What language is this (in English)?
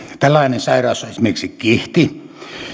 Finnish